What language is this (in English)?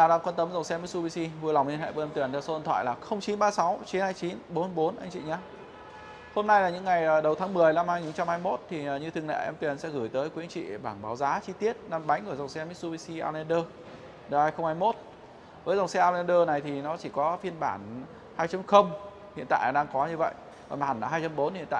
Vietnamese